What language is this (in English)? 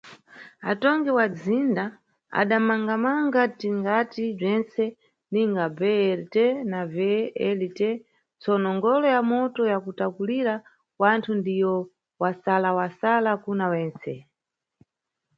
Nyungwe